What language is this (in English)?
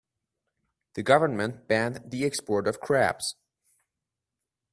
English